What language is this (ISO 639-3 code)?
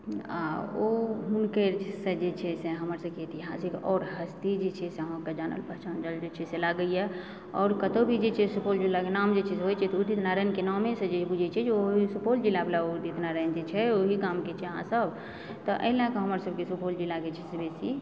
mai